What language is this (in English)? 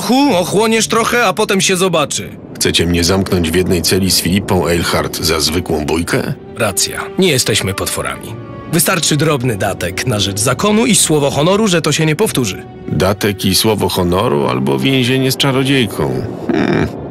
Polish